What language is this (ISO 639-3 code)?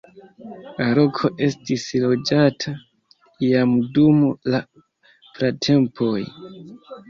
epo